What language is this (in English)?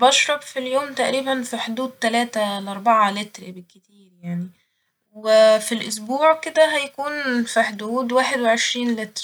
Egyptian Arabic